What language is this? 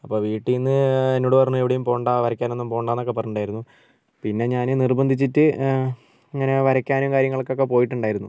Malayalam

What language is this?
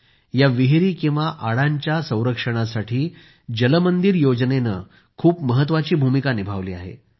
Marathi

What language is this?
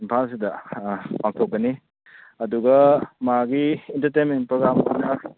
Manipuri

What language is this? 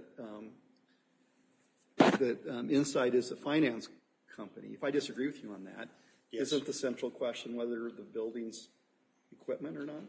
English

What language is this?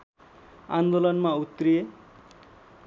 Nepali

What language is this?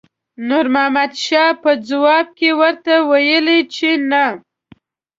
Pashto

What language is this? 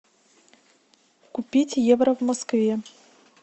Russian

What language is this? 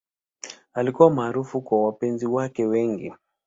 Swahili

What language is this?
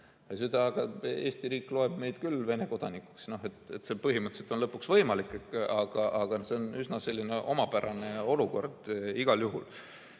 Estonian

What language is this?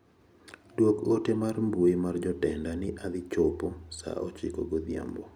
Luo (Kenya and Tanzania)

